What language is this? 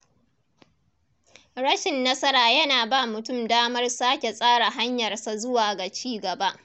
Hausa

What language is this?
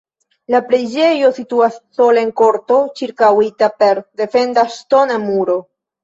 Esperanto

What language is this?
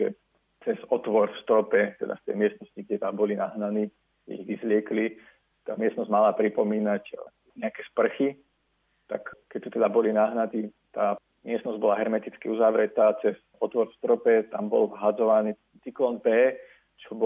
Slovak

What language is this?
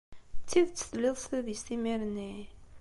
Kabyle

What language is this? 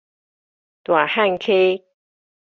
Min Nan Chinese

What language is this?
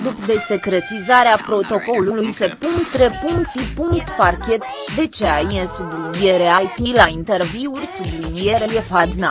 Romanian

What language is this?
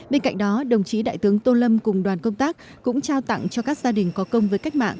Vietnamese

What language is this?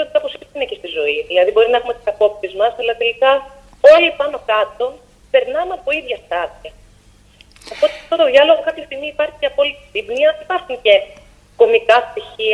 Greek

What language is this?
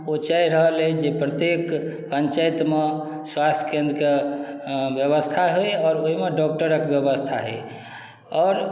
Maithili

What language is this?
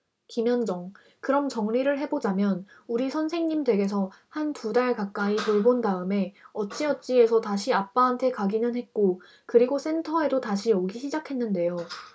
Korean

